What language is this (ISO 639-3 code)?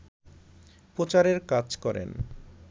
ben